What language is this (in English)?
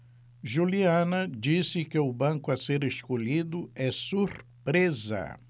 Portuguese